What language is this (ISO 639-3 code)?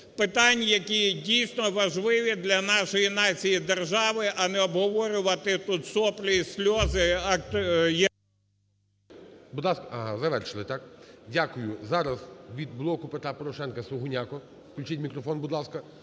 ukr